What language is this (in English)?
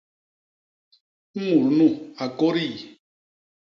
Basaa